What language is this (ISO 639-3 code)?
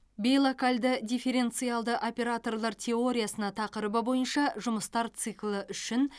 kaz